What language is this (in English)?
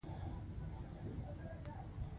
Pashto